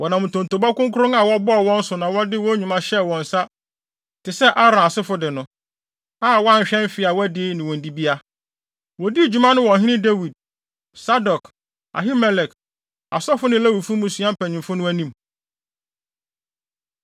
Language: Akan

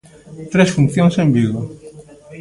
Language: Galician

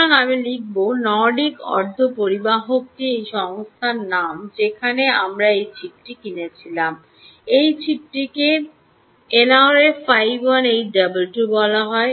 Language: Bangla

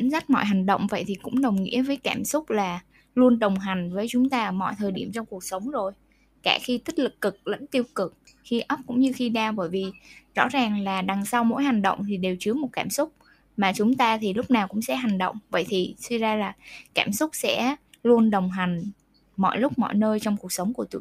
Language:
Vietnamese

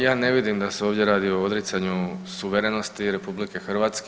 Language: Croatian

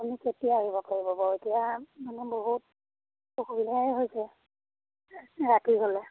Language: Assamese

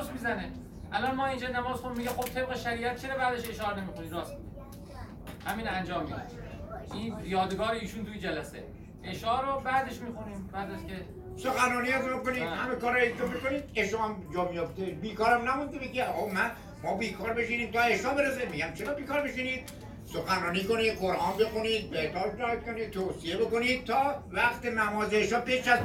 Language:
Persian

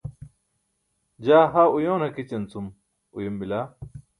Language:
Burushaski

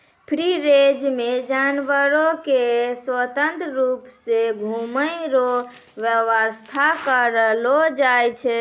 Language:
Maithili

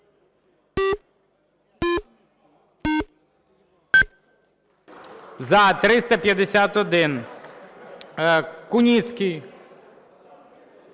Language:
Ukrainian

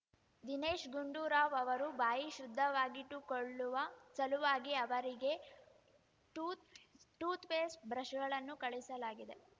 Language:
Kannada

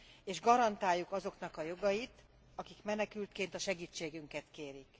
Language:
Hungarian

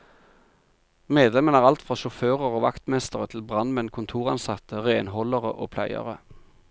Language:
Norwegian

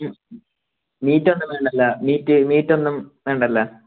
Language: Malayalam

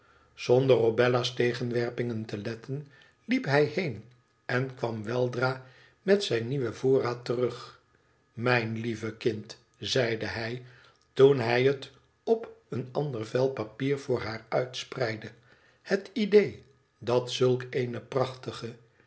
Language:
Dutch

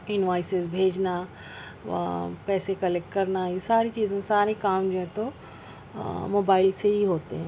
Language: Urdu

